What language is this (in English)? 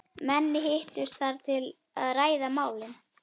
Icelandic